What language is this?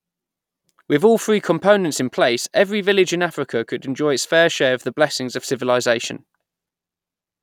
English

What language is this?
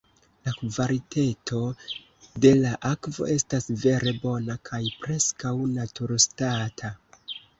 Esperanto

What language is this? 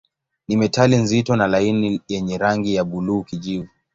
Swahili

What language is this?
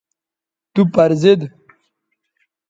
Bateri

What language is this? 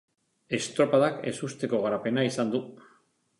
Basque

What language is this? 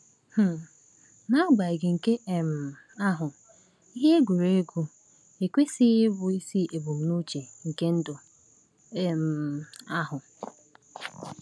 Igbo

